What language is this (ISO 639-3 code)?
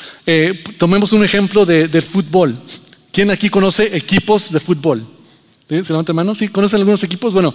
spa